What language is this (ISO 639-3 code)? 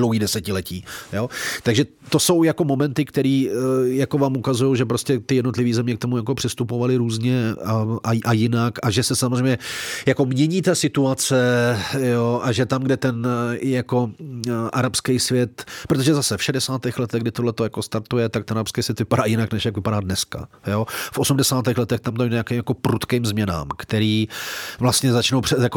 ces